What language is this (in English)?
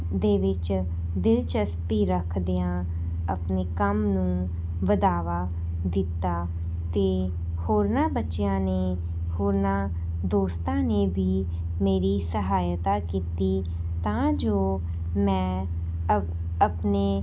Punjabi